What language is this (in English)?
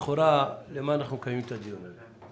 Hebrew